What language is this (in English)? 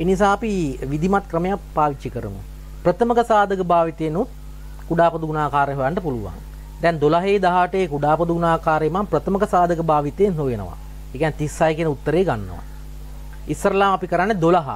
Indonesian